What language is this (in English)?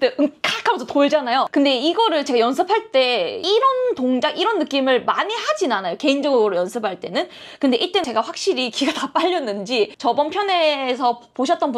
Korean